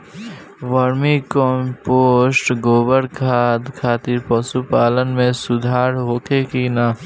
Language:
Bhojpuri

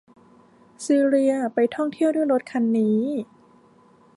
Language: Thai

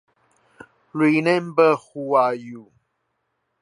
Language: Chinese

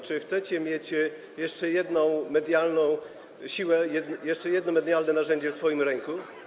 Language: Polish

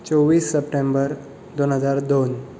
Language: Konkani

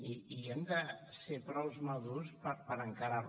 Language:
Catalan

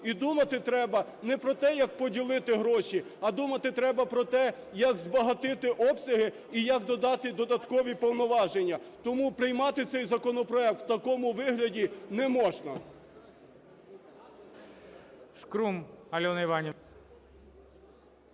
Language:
Ukrainian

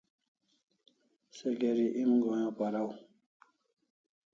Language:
Kalasha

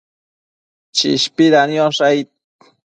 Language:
Matsés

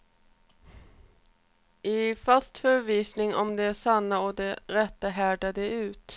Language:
Swedish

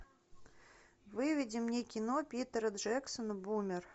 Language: Russian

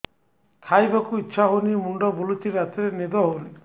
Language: Odia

